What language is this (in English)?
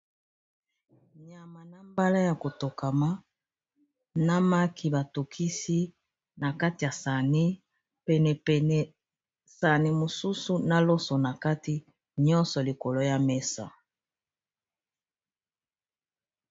Lingala